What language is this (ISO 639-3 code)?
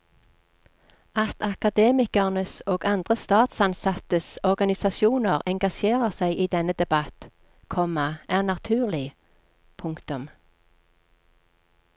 nor